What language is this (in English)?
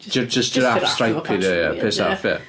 Welsh